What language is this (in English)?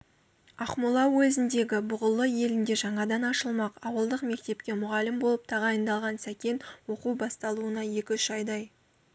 Kazakh